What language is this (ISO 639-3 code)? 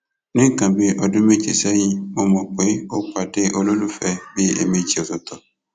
yor